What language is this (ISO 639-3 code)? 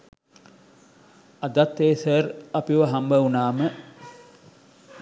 sin